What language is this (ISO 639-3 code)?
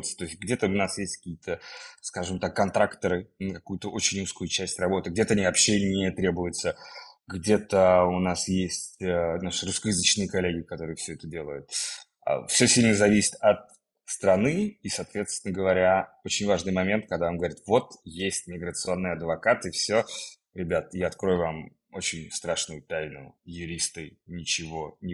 rus